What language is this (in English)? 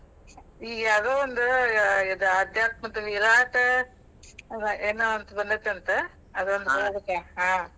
Kannada